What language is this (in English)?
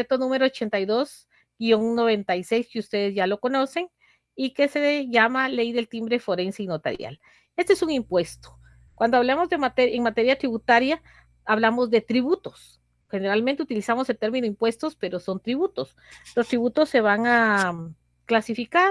Spanish